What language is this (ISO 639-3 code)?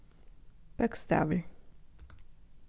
fao